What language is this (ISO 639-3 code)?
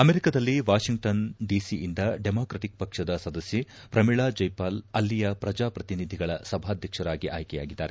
kan